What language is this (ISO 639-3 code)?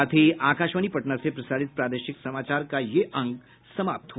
hin